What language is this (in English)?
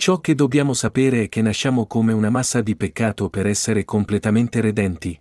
Italian